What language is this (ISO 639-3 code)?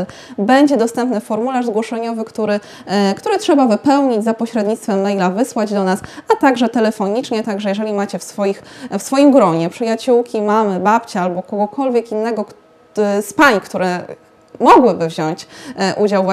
pol